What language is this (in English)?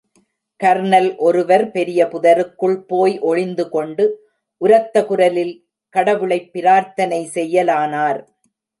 Tamil